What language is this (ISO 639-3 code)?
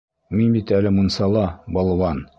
bak